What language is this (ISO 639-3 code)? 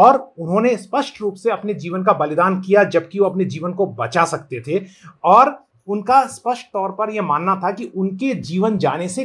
hin